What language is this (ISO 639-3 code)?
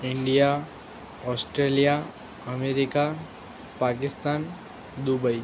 guj